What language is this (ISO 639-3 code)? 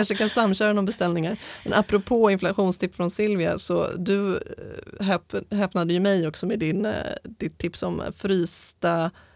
swe